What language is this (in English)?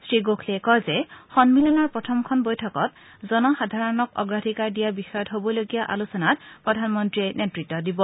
Assamese